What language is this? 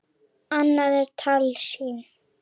Icelandic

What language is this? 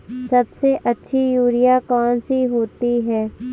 Hindi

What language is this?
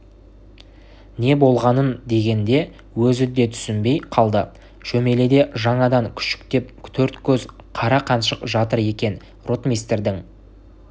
Kazakh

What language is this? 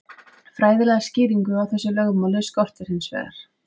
Icelandic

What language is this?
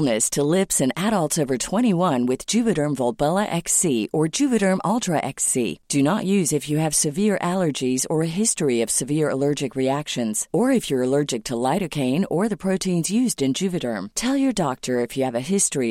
Filipino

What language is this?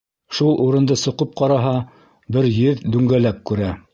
Bashkir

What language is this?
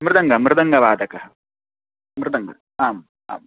Sanskrit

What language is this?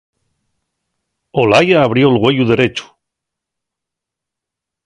Asturian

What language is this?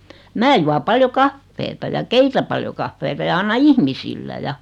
Finnish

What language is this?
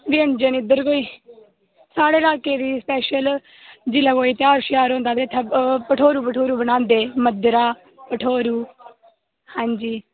Dogri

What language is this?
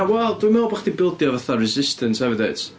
Welsh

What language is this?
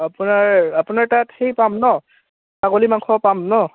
Assamese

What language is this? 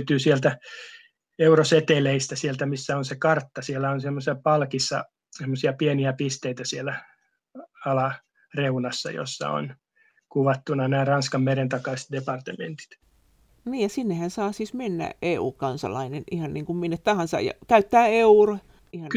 Finnish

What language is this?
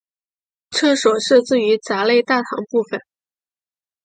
Chinese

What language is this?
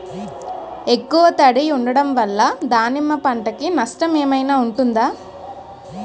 Telugu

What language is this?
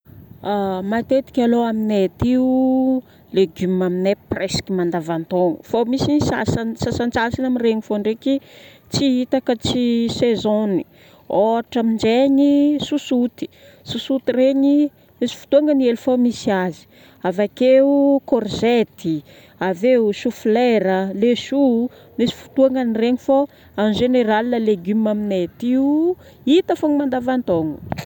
Northern Betsimisaraka Malagasy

